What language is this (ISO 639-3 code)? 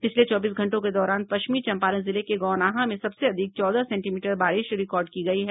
hin